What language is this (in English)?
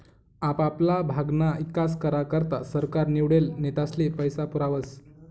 Marathi